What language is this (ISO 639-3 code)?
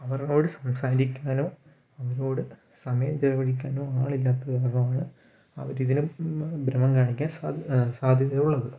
mal